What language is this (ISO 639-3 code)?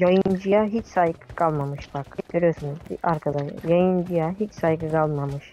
tur